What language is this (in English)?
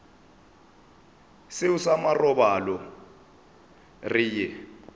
Northern Sotho